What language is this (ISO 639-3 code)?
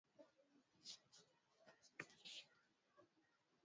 swa